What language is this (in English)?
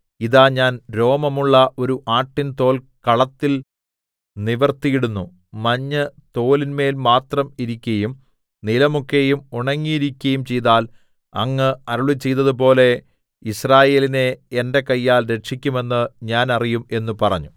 Malayalam